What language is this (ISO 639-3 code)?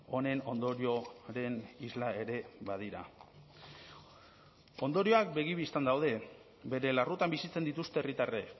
eus